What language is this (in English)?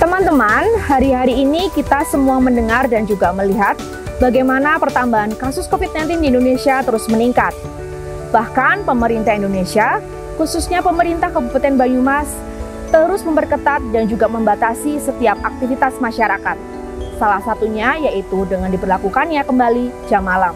Indonesian